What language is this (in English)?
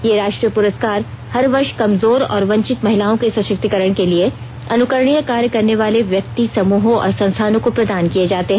Hindi